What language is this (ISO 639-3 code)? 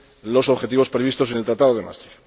spa